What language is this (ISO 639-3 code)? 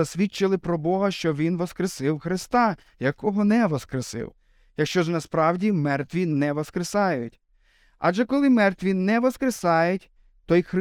ukr